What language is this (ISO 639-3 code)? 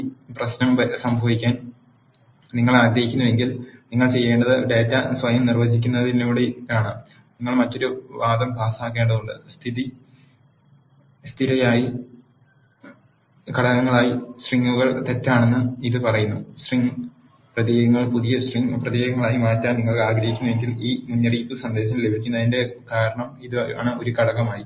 mal